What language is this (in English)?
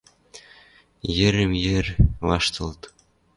Western Mari